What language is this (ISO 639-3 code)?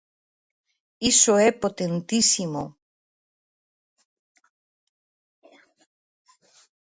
glg